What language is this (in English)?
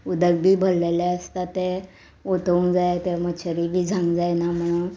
Konkani